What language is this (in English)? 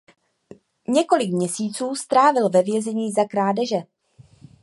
Czech